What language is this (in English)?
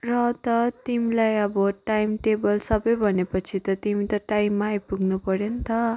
Nepali